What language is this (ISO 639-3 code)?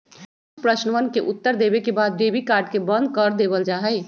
mag